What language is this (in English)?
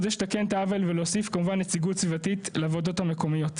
Hebrew